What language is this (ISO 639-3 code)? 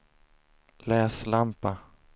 swe